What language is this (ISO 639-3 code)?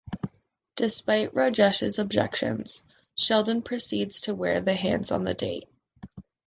eng